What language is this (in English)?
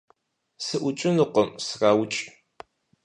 Kabardian